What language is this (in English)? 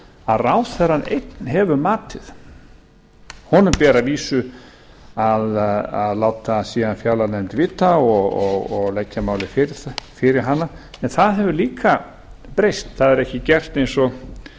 Icelandic